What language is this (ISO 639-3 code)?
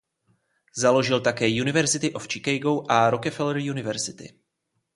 ces